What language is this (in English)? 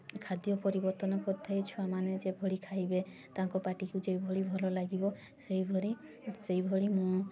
Odia